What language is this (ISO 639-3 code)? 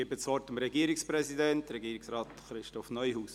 gsw